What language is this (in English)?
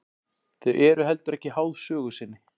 Icelandic